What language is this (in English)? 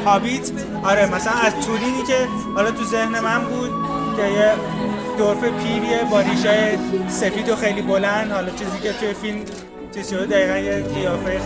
Persian